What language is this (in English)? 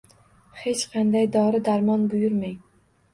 Uzbek